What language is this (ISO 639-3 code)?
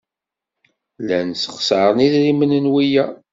kab